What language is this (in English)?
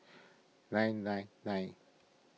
English